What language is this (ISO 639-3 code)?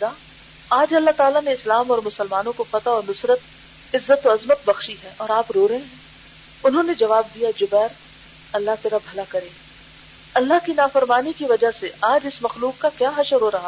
urd